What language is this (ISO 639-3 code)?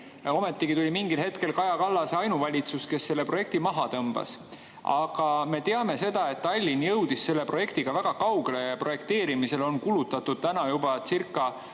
est